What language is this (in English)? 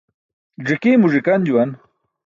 Burushaski